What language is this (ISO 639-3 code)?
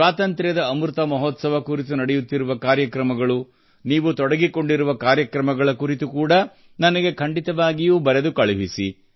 kan